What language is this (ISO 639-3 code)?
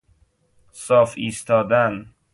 fas